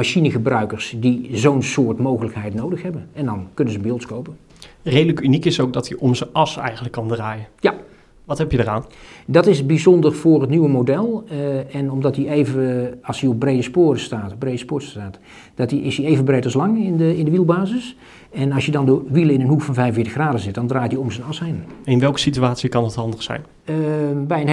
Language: Dutch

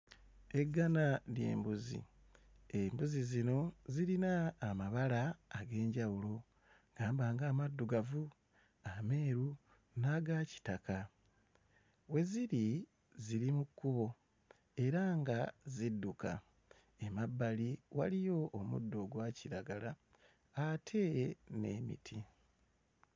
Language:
Ganda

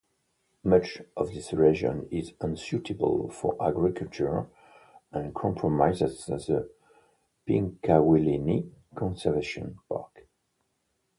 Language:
English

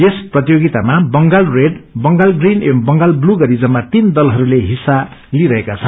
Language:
Nepali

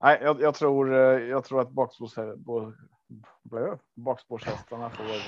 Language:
Swedish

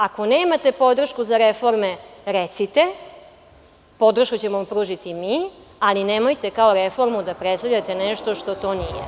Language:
Serbian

